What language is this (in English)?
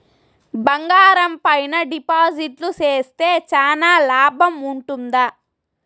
Telugu